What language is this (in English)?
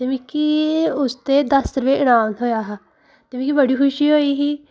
Dogri